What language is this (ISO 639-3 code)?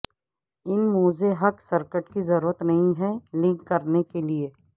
urd